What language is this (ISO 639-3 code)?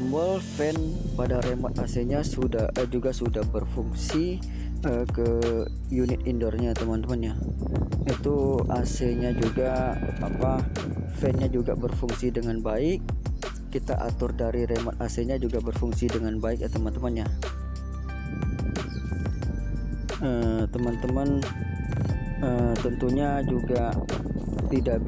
ind